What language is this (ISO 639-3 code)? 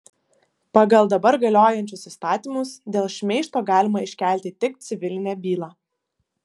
lit